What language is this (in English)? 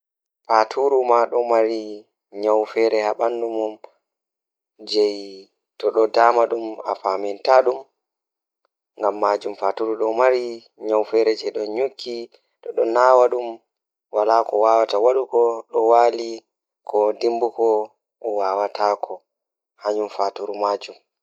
Fula